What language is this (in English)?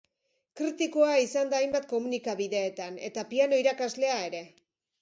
Basque